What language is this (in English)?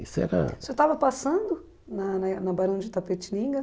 Portuguese